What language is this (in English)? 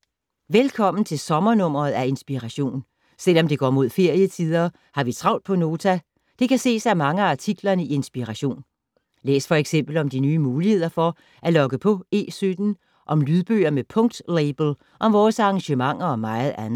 Danish